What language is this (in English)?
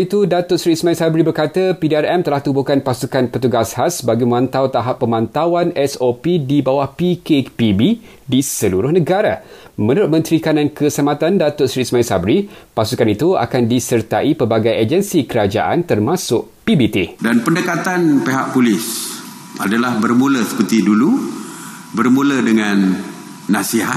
Malay